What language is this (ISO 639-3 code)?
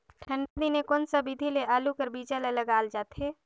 hne